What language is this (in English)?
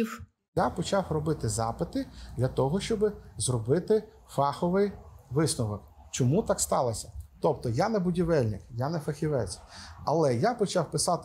Ukrainian